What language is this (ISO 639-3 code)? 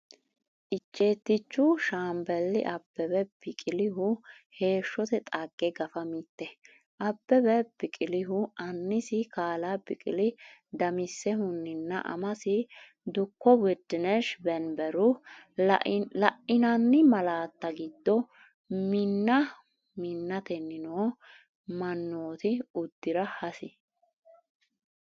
sid